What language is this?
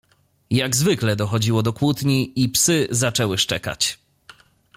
Polish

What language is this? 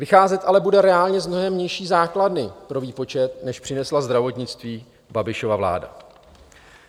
Czech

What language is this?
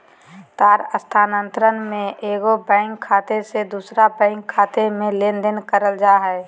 Magahi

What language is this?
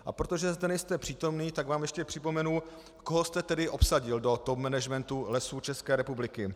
Czech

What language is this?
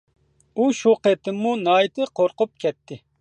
Uyghur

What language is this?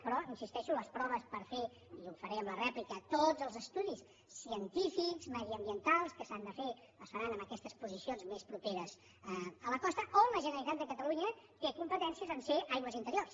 Catalan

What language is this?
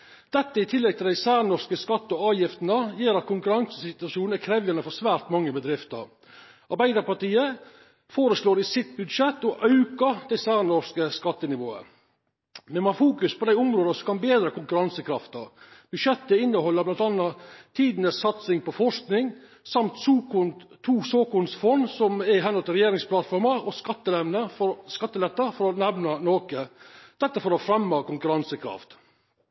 Norwegian Nynorsk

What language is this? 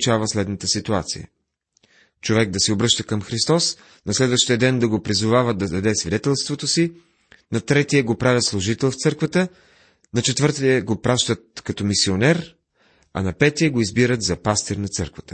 Bulgarian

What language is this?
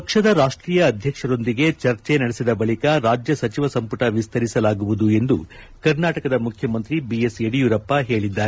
Kannada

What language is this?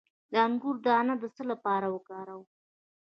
Pashto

